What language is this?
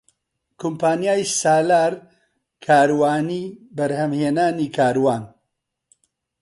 Central Kurdish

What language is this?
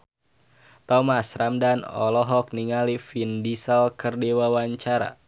Sundanese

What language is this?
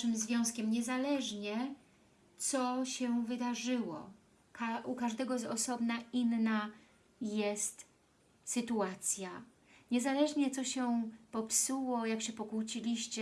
Polish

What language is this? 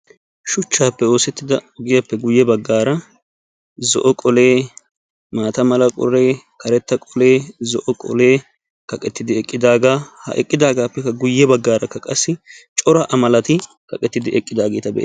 Wolaytta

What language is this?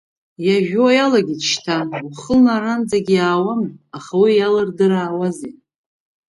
Abkhazian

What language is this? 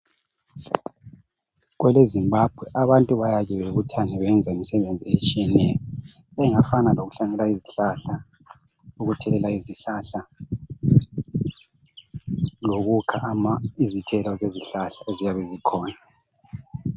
North Ndebele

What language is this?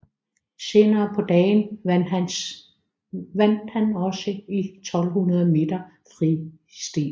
Danish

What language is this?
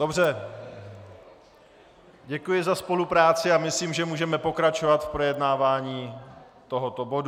Czech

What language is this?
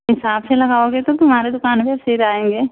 Hindi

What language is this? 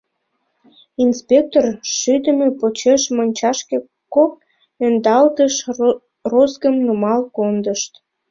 Mari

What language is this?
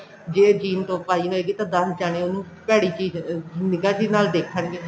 Punjabi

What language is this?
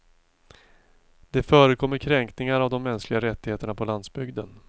Swedish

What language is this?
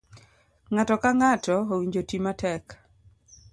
Luo (Kenya and Tanzania)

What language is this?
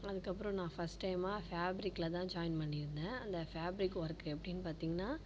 Tamil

